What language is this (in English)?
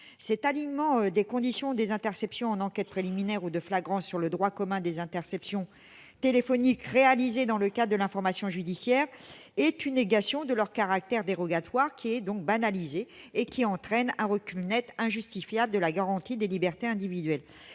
French